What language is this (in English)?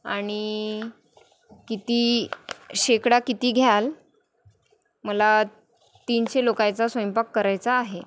Marathi